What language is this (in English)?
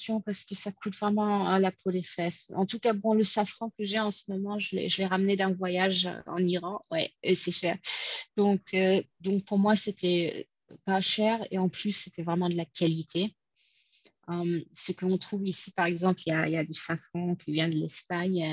French